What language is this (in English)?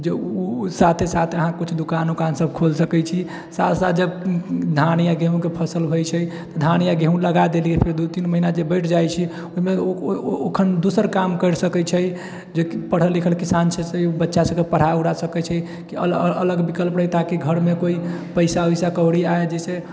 Maithili